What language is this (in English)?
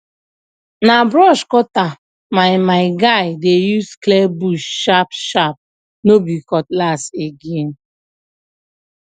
Nigerian Pidgin